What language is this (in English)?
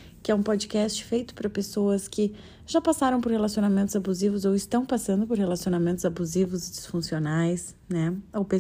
Portuguese